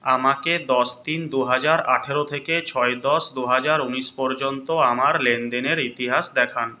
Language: Bangla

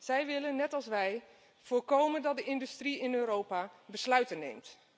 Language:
Dutch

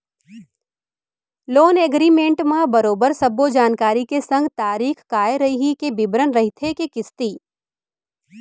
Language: Chhattisgarhi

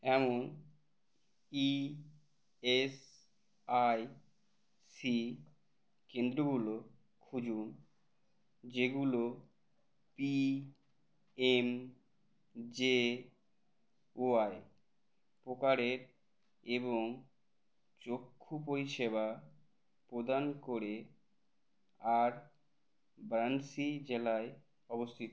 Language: Bangla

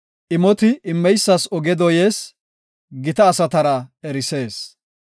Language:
Gofa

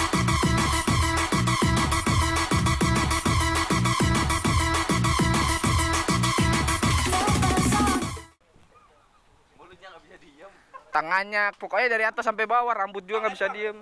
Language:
Indonesian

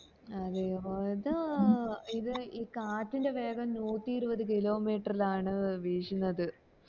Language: Malayalam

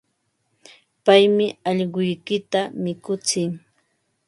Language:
Ambo-Pasco Quechua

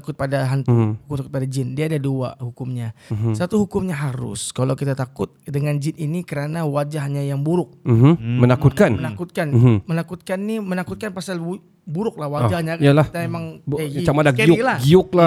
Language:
Malay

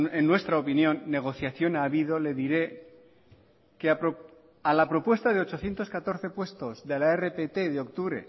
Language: Spanish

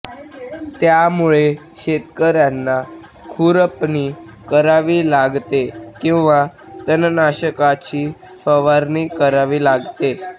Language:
Marathi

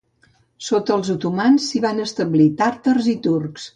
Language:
Catalan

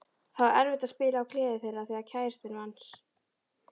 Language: Icelandic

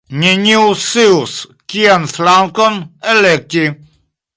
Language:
Esperanto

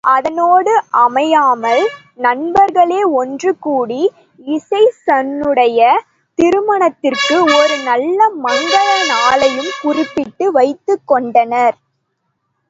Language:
Tamil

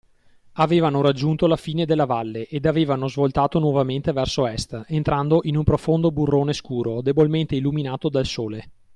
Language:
Italian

